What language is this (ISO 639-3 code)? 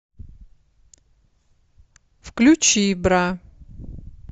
rus